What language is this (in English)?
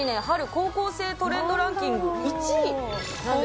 Japanese